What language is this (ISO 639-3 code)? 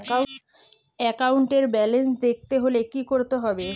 ben